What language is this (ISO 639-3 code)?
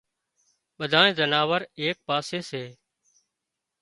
kxp